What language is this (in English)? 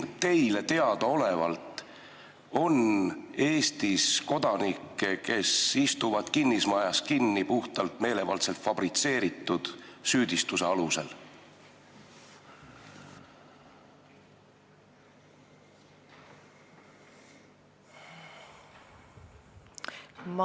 Estonian